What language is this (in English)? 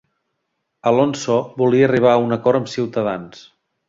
Catalan